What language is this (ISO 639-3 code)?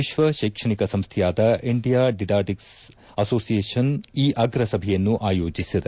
kan